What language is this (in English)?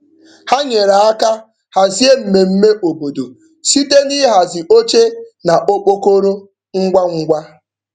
Igbo